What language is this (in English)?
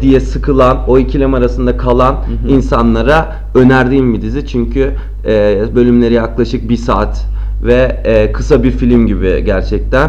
Turkish